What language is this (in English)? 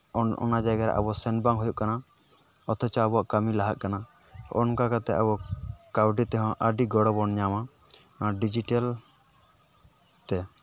Santali